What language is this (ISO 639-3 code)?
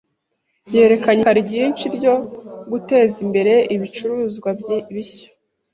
kin